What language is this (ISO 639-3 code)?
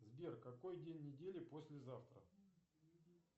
rus